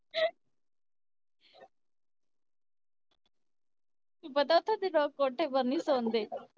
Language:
Punjabi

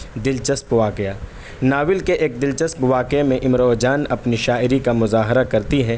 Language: Urdu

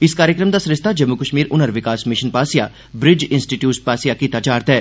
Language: Dogri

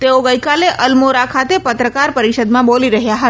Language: Gujarati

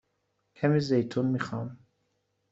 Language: Persian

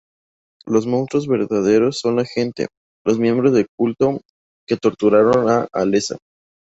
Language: Spanish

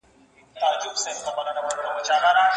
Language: Pashto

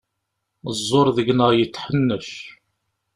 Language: Kabyle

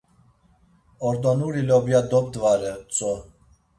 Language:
Laz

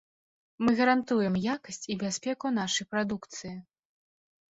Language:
Belarusian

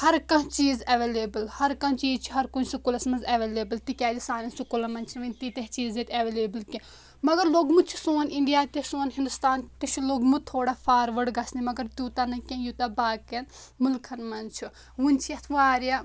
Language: Kashmiri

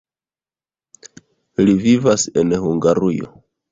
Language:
Esperanto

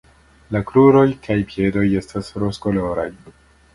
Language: Esperanto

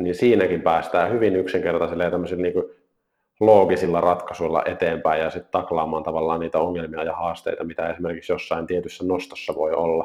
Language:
Finnish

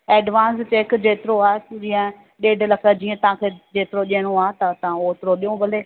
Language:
Sindhi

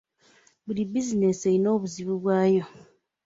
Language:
Ganda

